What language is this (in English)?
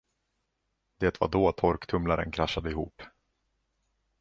Swedish